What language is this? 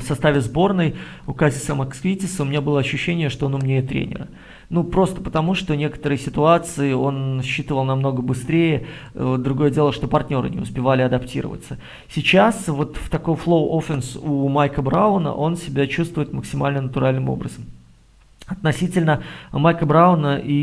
Russian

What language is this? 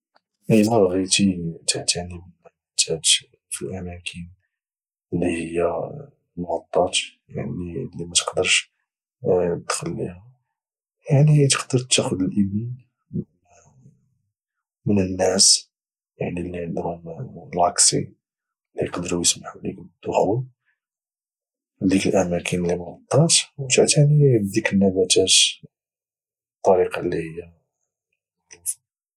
Moroccan Arabic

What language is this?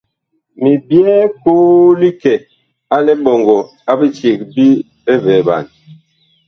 Bakoko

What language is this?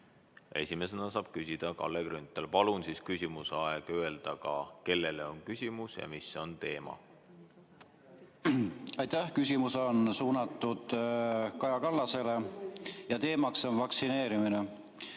Estonian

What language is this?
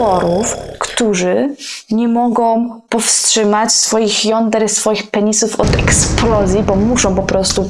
Polish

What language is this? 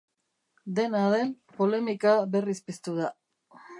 Basque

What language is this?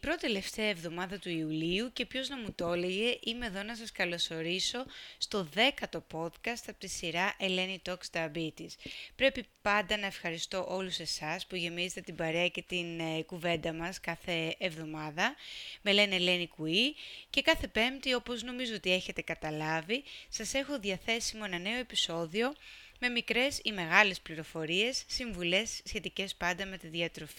Greek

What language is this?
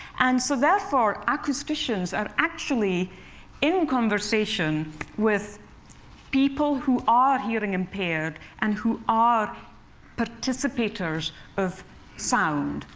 English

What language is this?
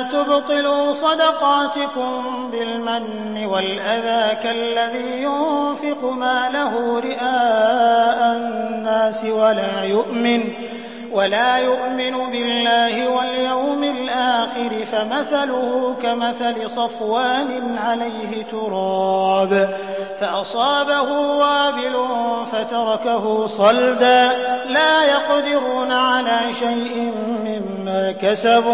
Arabic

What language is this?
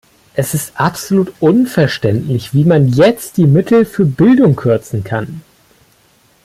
German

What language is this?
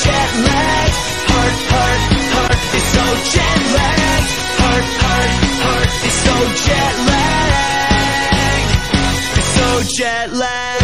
Filipino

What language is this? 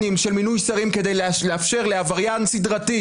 Hebrew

